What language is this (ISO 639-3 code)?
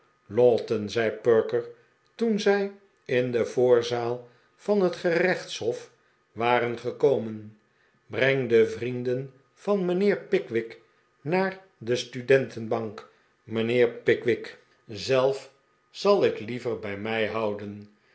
nld